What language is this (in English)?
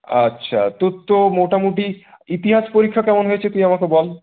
Bangla